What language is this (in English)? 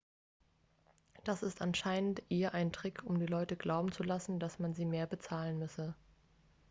German